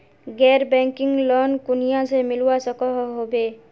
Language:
Magahi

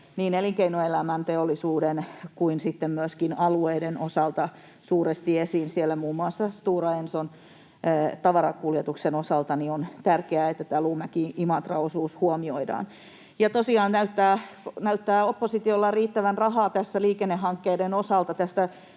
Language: Finnish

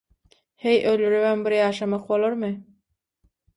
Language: Turkmen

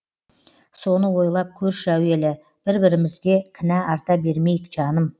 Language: Kazakh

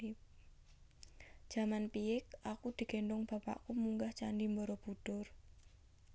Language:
Javanese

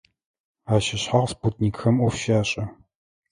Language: Adyghe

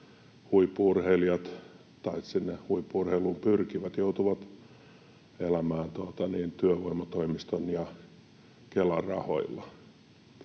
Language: Finnish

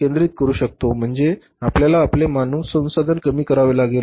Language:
Marathi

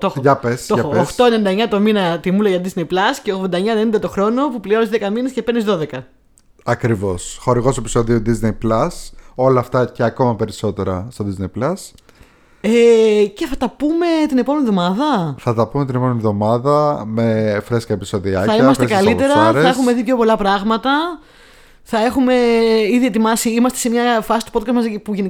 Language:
Greek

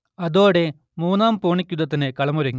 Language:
Malayalam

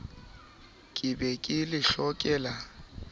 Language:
Southern Sotho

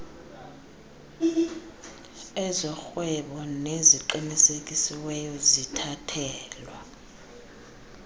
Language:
Xhosa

